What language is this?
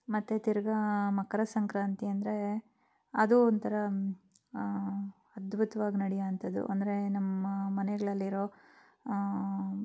Kannada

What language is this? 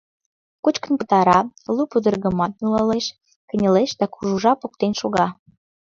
Mari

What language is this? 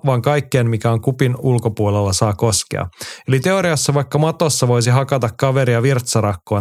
Finnish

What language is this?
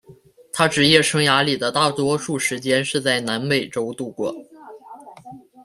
Chinese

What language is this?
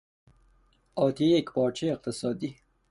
Persian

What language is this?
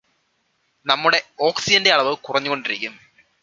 Malayalam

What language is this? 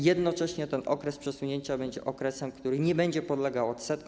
Polish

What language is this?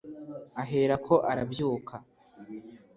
Kinyarwanda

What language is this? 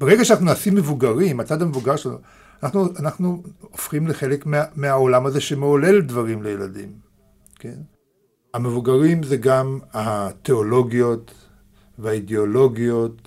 Hebrew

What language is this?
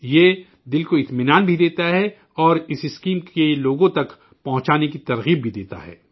Urdu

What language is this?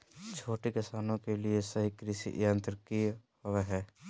Magahi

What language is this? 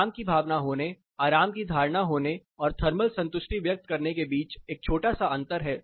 Hindi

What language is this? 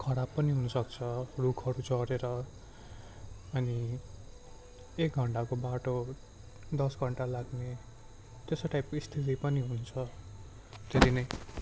Nepali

